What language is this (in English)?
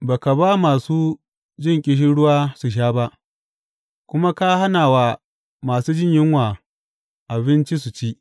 Hausa